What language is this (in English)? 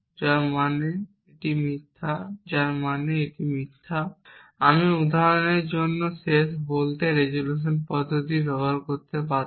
Bangla